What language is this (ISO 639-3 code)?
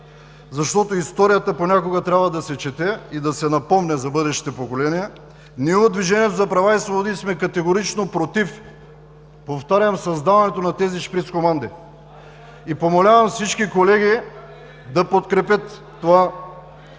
bul